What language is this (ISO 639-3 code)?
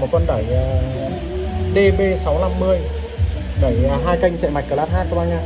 vie